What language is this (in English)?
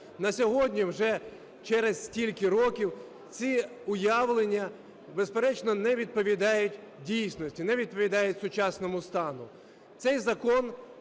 Ukrainian